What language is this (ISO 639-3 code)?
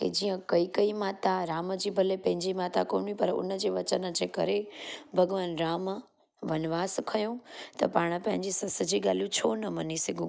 snd